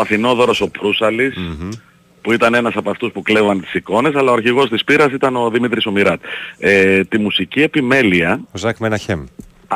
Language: Greek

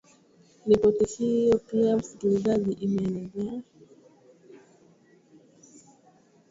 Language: Swahili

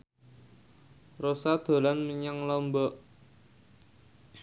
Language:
Javanese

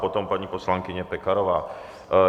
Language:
Czech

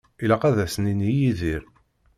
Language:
Kabyle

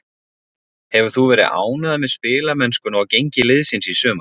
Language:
Icelandic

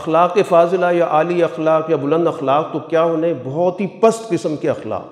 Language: Urdu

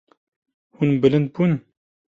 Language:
Kurdish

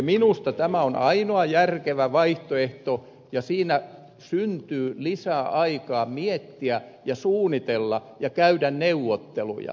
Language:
Finnish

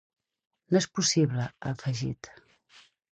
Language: Catalan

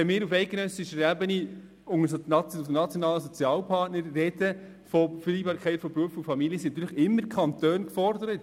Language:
Swiss German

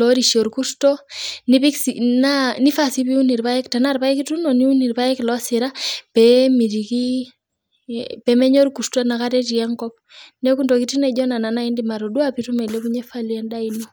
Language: Masai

